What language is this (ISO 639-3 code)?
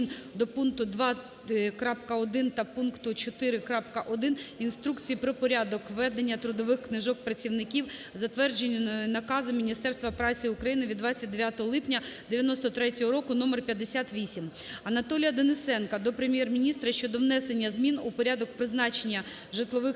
ukr